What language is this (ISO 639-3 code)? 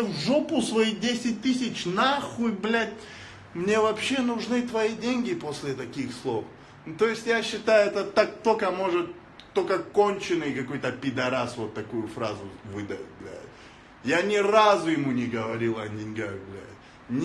rus